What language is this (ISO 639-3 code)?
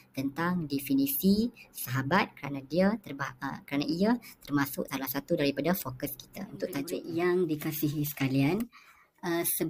msa